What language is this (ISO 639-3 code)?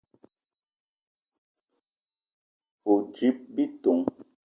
eto